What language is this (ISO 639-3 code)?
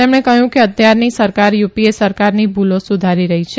guj